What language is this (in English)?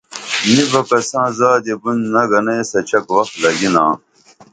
Dameli